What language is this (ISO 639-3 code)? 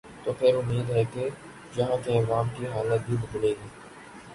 urd